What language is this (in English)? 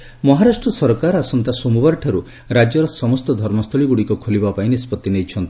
Odia